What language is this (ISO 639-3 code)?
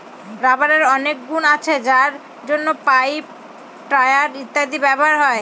ben